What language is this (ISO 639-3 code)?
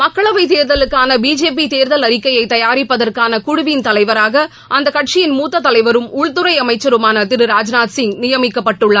tam